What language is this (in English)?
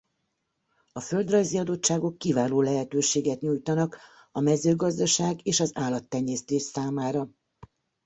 Hungarian